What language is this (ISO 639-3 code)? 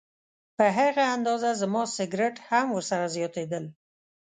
pus